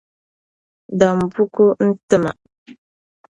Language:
Dagbani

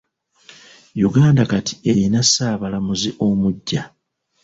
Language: Ganda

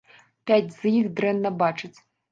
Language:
Belarusian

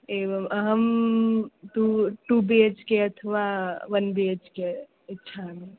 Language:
Sanskrit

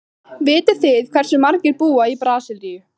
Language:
Icelandic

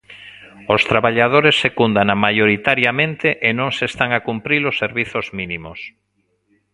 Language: Galician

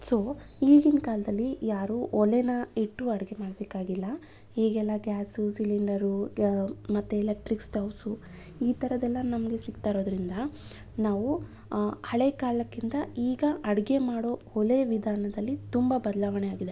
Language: Kannada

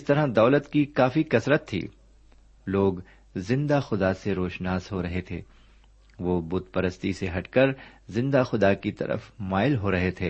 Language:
Urdu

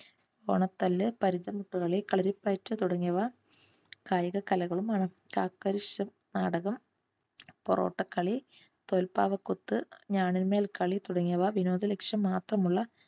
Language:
Malayalam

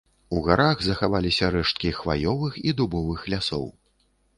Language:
Belarusian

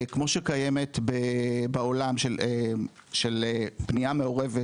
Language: Hebrew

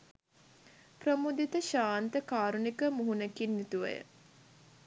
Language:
Sinhala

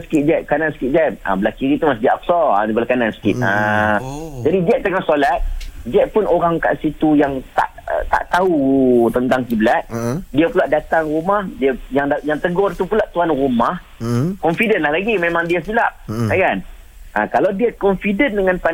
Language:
Malay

